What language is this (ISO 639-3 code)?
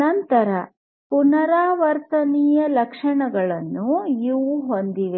kan